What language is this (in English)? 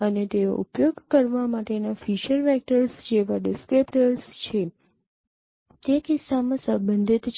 Gujarati